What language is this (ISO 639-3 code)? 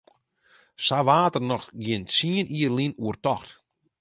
fry